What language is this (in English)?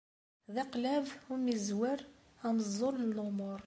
Kabyle